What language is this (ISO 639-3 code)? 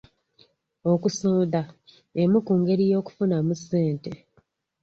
lug